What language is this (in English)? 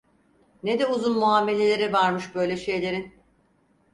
Turkish